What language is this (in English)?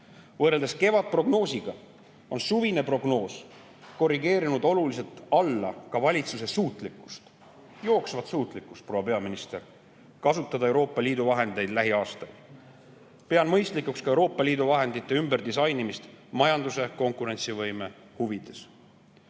Estonian